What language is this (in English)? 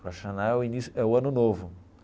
Portuguese